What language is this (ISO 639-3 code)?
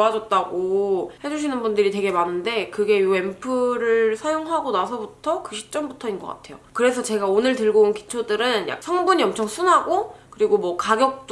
kor